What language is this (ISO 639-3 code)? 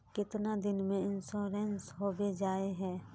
mag